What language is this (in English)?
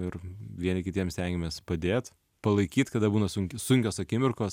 Lithuanian